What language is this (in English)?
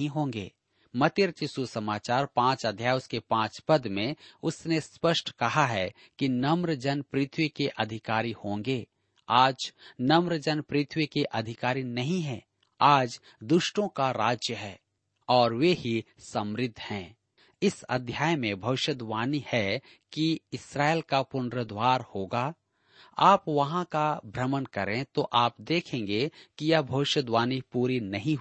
Hindi